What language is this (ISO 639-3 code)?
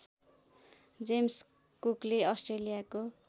nep